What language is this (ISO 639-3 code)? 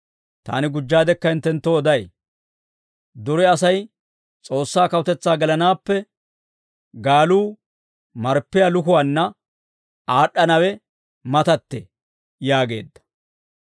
dwr